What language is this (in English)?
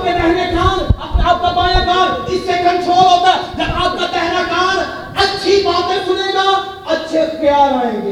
Urdu